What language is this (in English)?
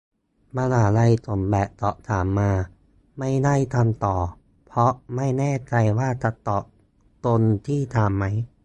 Thai